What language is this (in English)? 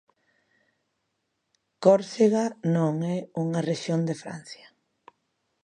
Galician